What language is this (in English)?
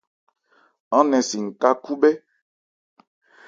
Ebrié